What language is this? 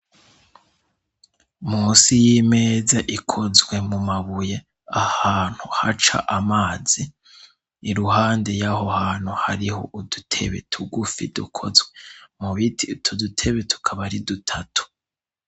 Rundi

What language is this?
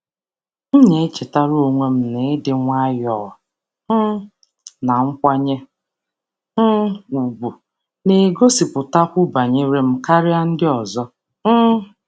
Igbo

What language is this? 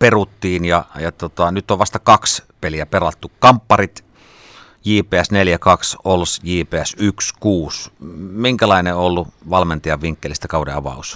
Finnish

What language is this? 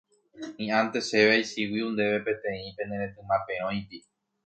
Guarani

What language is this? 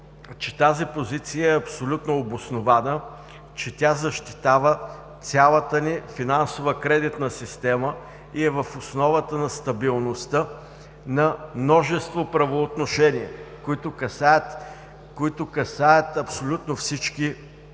Bulgarian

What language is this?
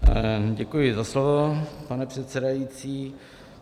Czech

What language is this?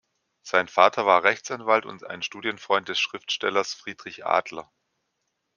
German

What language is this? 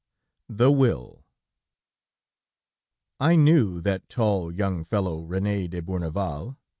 English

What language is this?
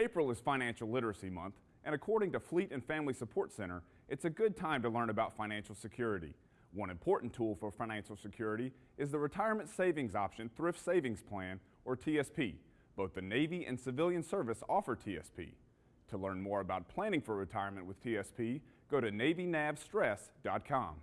English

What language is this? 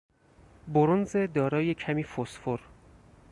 Persian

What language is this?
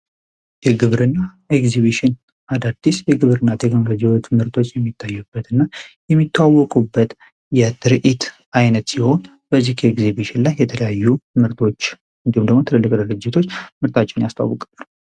Amharic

